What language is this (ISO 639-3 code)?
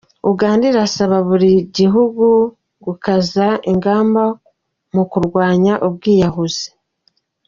kin